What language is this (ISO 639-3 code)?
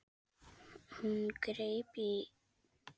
isl